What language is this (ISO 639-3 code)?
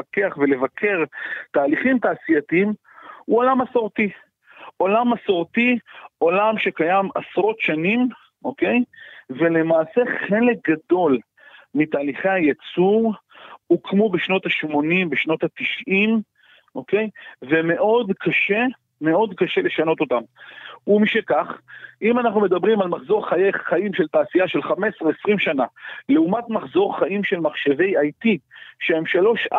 heb